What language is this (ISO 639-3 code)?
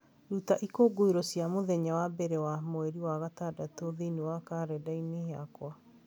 kik